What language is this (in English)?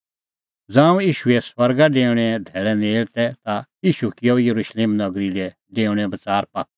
Kullu Pahari